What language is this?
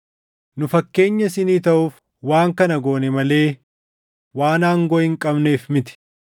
Oromo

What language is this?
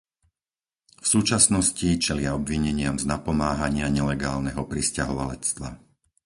Slovak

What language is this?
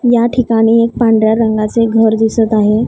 Marathi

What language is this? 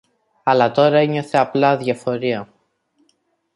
Greek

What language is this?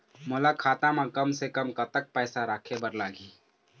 Chhattisgarhi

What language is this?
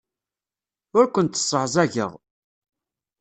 Kabyle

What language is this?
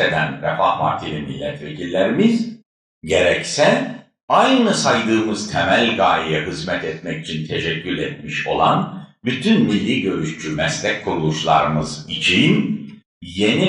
Turkish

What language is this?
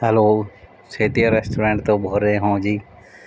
Punjabi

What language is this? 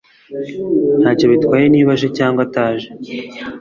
Kinyarwanda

